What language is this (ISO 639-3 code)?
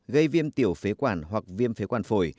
vie